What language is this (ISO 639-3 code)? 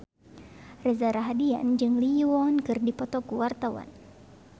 sun